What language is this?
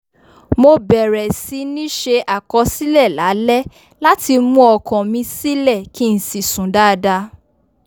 Yoruba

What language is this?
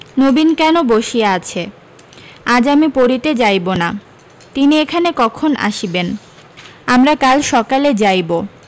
Bangla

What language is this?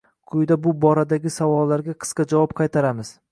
Uzbek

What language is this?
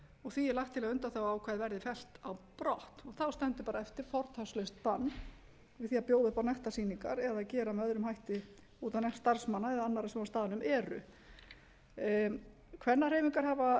Icelandic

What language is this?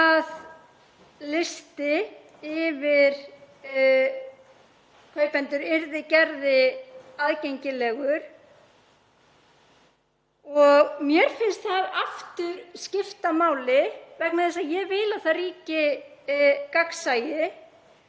Icelandic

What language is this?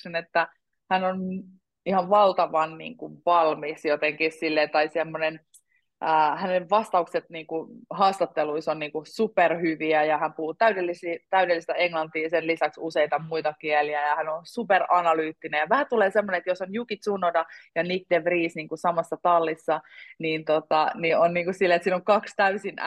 Finnish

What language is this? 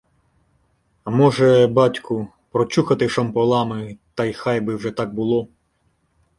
Ukrainian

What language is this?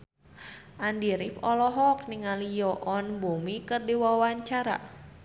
Sundanese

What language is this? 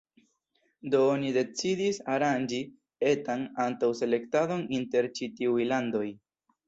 Esperanto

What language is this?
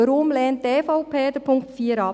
Swiss German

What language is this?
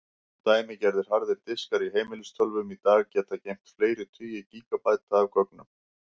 Icelandic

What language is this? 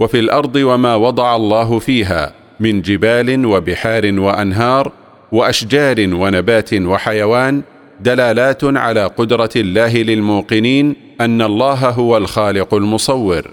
Arabic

